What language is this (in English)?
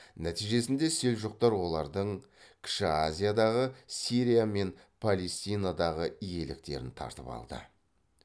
Kazakh